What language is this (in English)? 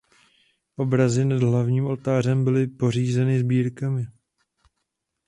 Czech